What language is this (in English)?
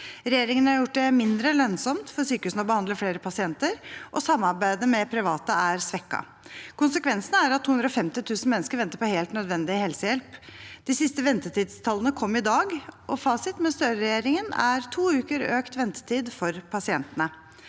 Norwegian